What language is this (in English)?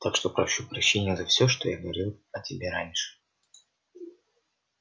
Russian